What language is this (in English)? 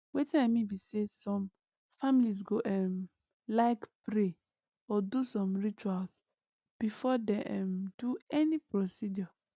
Nigerian Pidgin